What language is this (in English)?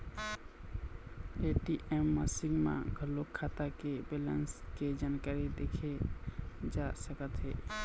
Chhattisgarhi